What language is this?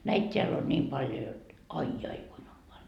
Finnish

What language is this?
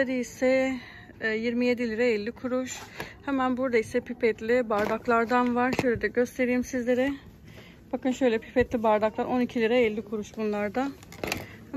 Turkish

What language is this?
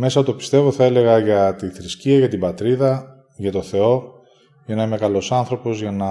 Greek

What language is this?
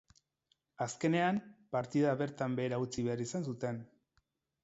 Basque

